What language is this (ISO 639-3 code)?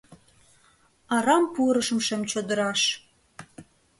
chm